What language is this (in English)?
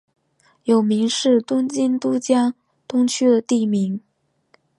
Chinese